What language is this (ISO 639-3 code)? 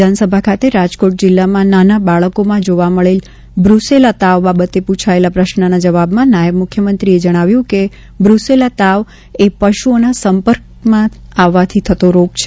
guj